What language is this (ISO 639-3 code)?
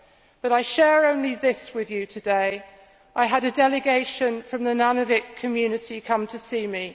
eng